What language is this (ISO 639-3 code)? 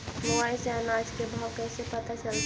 mag